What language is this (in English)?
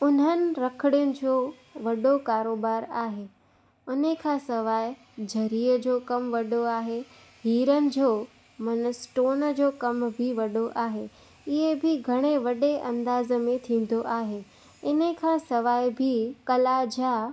Sindhi